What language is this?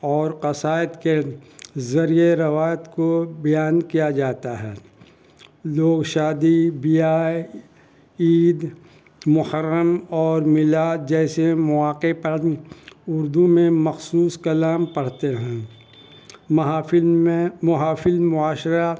Urdu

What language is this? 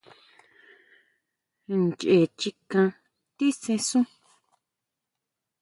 Huautla Mazatec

